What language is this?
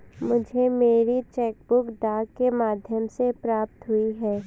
Hindi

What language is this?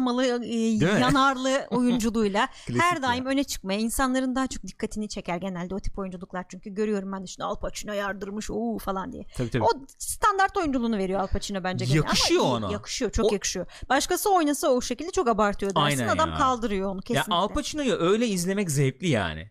Turkish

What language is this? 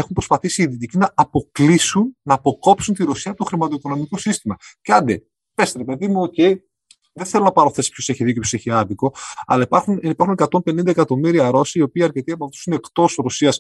Greek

